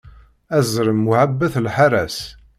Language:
Kabyle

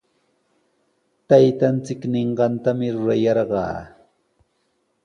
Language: Sihuas Ancash Quechua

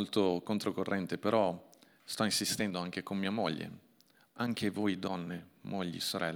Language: Italian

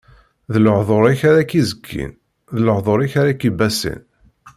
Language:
Kabyle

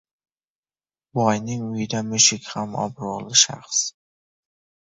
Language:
Uzbek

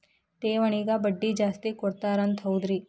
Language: Kannada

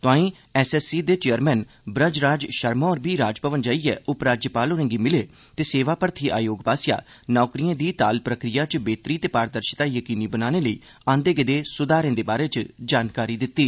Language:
Dogri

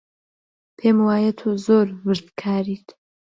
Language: Central Kurdish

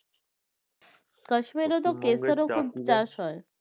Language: Bangla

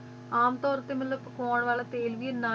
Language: Punjabi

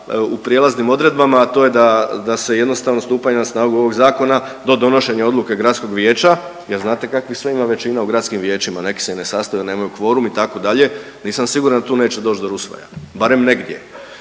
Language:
Croatian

